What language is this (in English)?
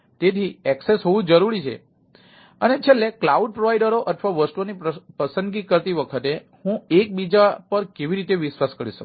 Gujarati